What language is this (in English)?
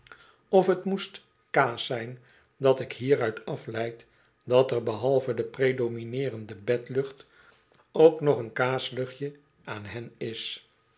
Dutch